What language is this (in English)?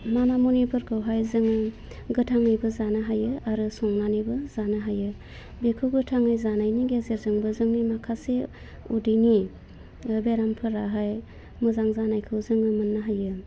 Bodo